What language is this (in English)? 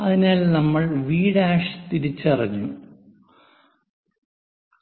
Malayalam